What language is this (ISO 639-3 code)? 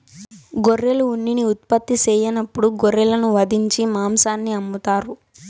tel